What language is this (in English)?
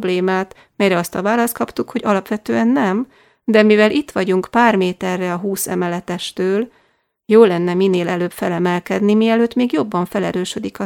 Hungarian